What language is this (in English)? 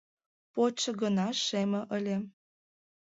Mari